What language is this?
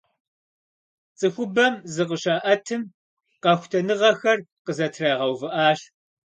Kabardian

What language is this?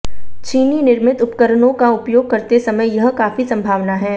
Hindi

